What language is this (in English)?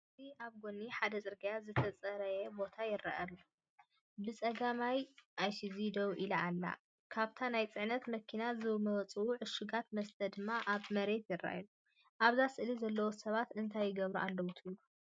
Tigrinya